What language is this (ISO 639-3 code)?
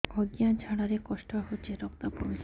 ori